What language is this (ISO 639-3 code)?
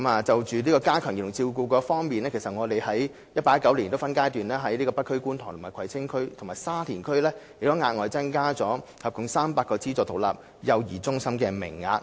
yue